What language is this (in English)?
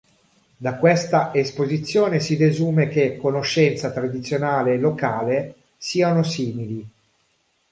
Italian